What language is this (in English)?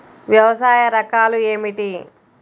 Telugu